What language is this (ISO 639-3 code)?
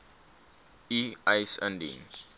afr